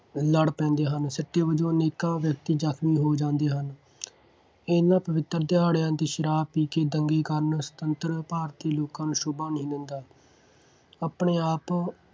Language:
Punjabi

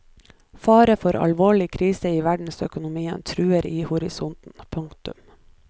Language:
Norwegian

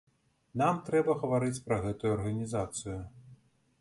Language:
Belarusian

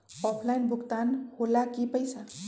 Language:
Magahi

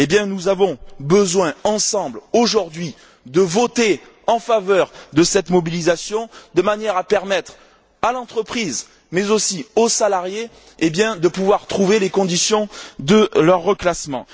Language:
French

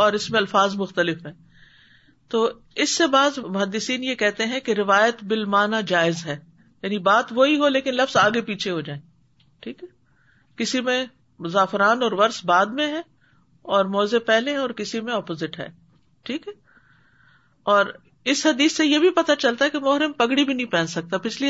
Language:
Urdu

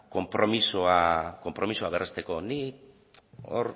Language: Basque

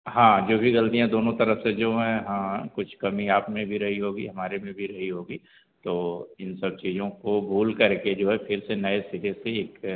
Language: Hindi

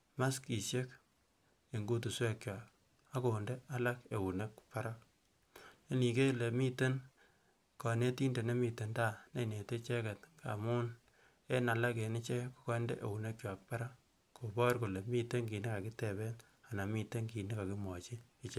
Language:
Kalenjin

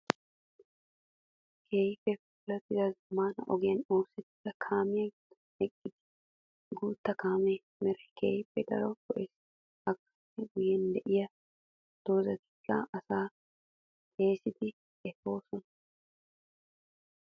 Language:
Wolaytta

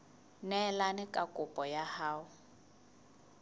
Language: Southern Sotho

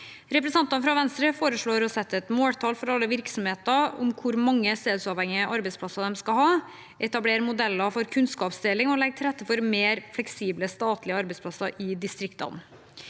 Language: Norwegian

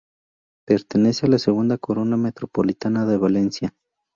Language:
Spanish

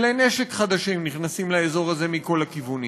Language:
Hebrew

